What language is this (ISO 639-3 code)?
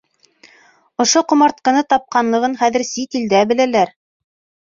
bak